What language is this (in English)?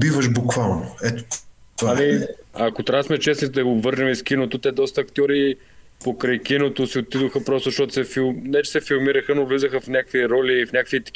Bulgarian